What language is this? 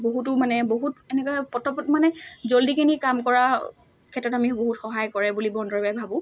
Assamese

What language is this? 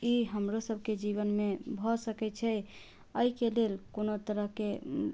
Maithili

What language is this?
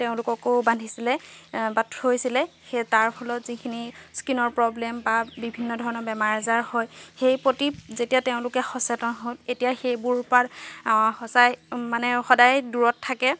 Assamese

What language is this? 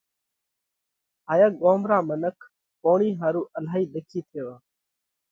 Parkari Koli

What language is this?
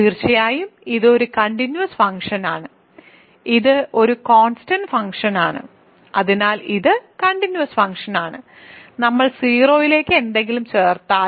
Malayalam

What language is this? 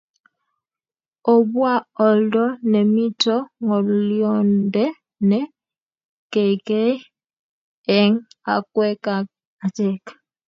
Kalenjin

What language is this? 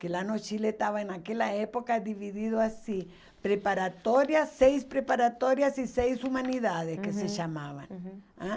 Portuguese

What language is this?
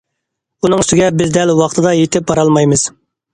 Uyghur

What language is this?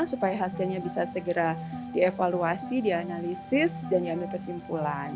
Indonesian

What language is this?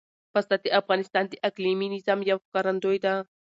Pashto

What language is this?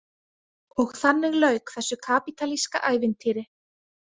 Icelandic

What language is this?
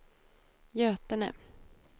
Swedish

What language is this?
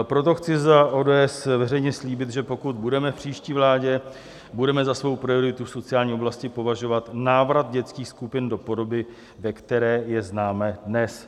Czech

